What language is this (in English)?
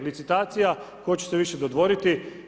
Croatian